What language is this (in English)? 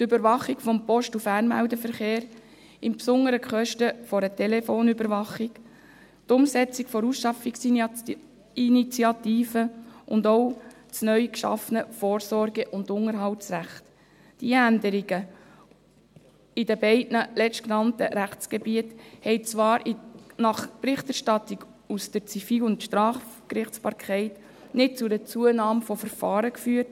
Swiss German